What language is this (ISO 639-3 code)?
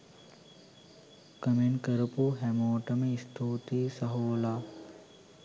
sin